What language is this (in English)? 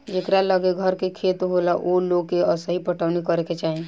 Bhojpuri